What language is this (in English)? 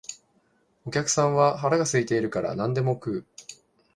Japanese